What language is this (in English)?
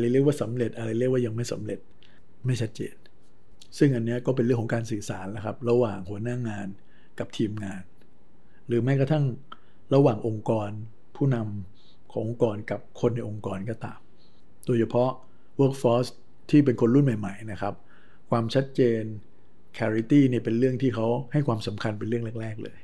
Thai